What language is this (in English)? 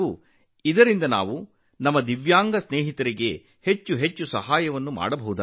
Kannada